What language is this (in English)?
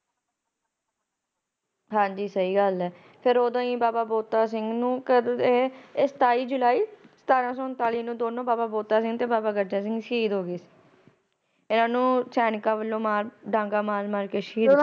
Punjabi